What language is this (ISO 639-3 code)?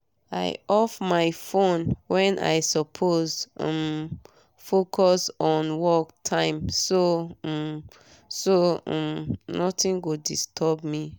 pcm